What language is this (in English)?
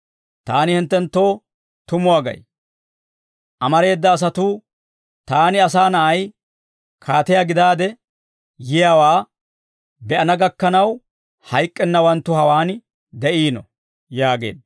Dawro